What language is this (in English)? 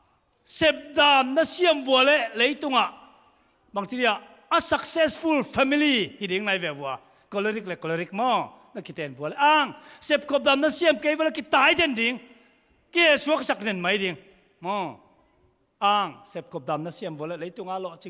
Thai